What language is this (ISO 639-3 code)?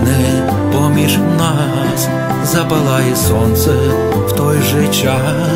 ukr